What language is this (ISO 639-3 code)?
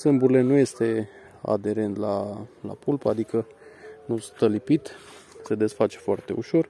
ron